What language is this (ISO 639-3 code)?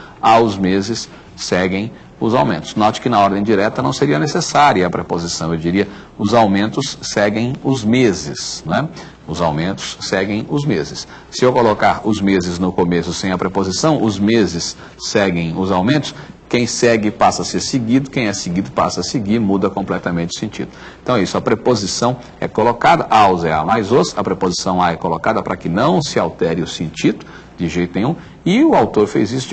por